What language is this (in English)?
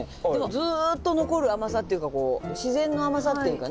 Japanese